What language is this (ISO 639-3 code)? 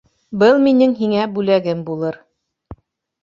bak